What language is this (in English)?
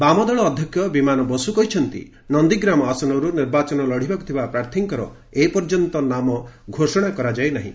Odia